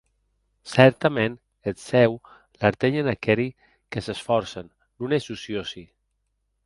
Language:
Occitan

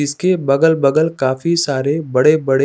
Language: Hindi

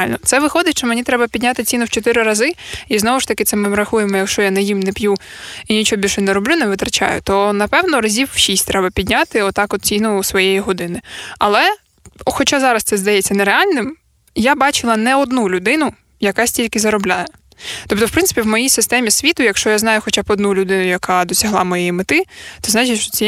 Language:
Ukrainian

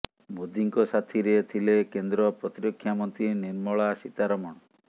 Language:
Odia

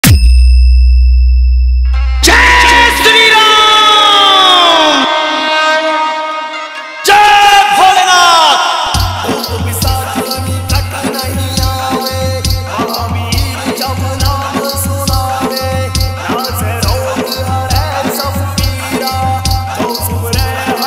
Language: Arabic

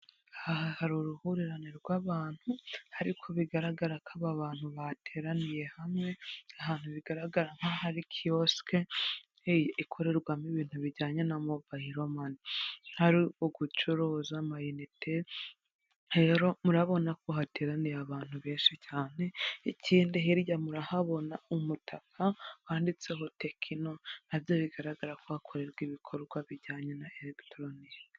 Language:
Kinyarwanda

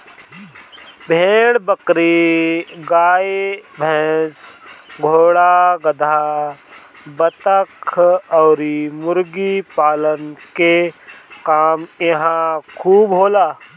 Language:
Bhojpuri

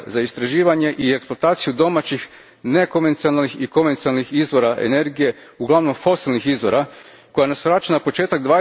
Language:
Croatian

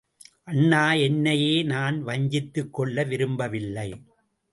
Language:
Tamil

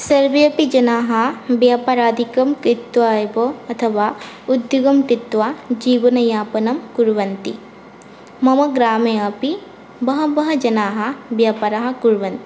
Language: Sanskrit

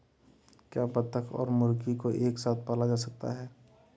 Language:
Hindi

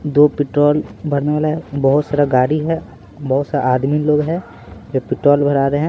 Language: Hindi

